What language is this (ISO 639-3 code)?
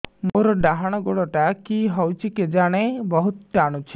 ori